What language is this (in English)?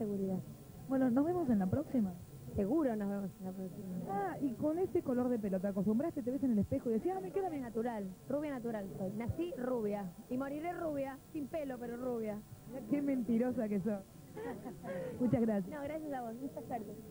Spanish